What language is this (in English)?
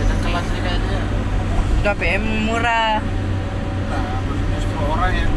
Indonesian